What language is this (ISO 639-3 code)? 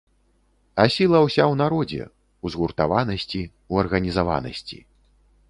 bel